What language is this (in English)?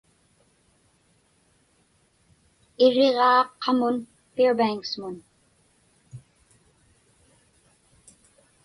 Inupiaq